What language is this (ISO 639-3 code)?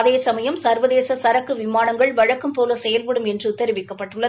tam